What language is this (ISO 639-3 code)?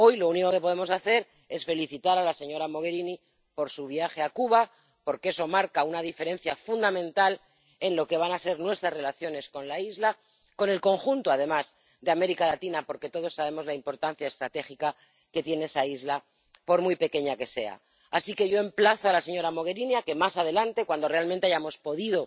spa